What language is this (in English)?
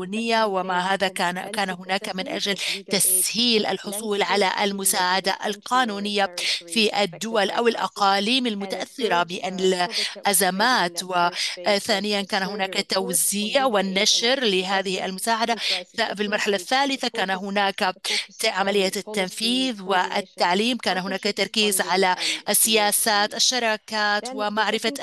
Arabic